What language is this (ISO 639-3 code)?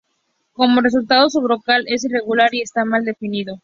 spa